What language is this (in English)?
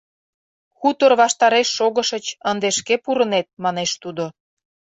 Mari